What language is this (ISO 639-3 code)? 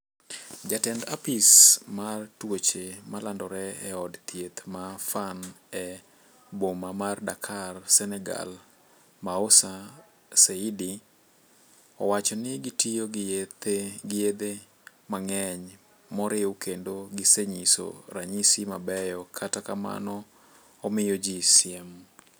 luo